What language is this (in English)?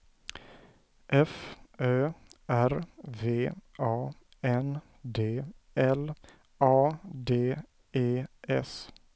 Swedish